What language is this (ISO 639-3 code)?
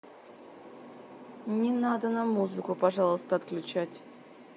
rus